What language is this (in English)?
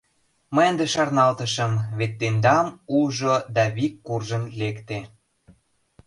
Mari